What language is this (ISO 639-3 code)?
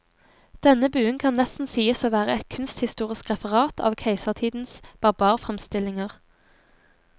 nor